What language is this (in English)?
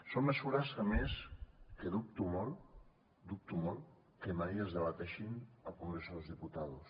Catalan